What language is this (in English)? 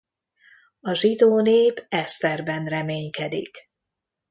Hungarian